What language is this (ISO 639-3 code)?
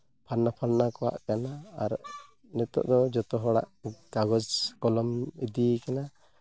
sat